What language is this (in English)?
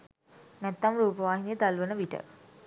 Sinhala